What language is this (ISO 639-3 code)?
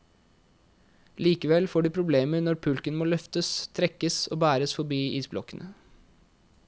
nor